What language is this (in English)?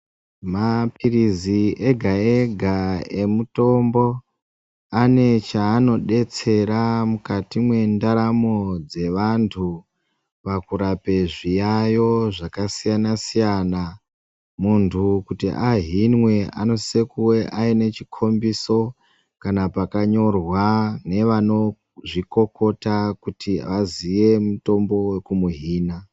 Ndau